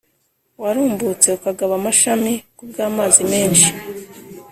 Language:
Kinyarwanda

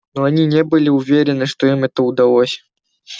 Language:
Russian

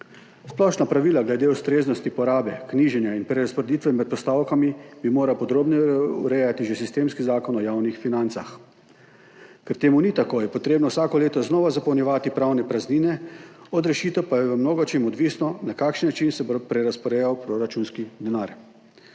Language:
Slovenian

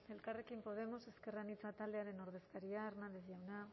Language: Basque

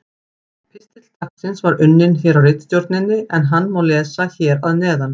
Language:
Icelandic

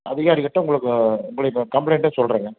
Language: Tamil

